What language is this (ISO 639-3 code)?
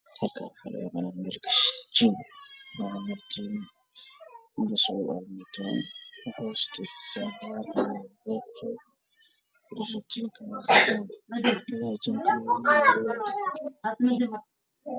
som